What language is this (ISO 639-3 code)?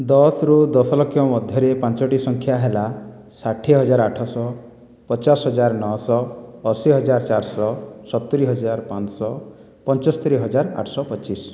ori